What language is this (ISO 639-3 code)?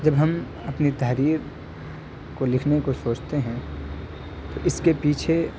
urd